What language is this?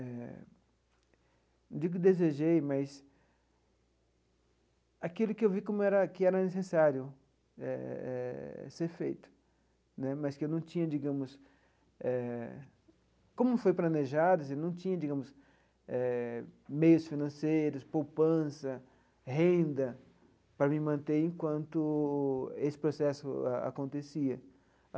Portuguese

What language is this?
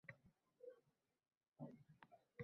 Uzbek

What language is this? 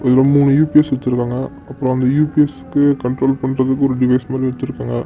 Tamil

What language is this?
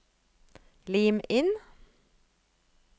Norwegian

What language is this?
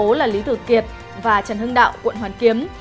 Vietnamese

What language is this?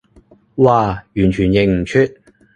Cantonese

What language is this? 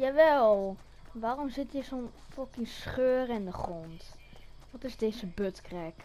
Dutch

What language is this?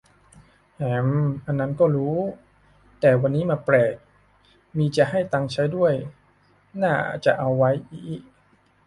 Thai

